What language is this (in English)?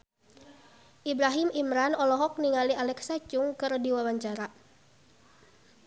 Sundanese